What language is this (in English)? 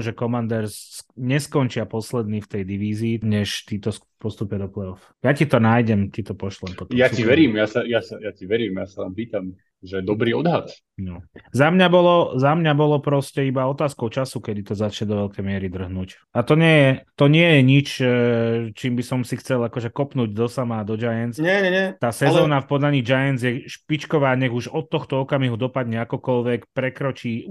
Slovak